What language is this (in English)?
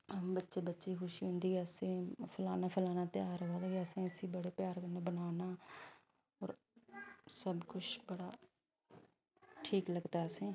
Dogri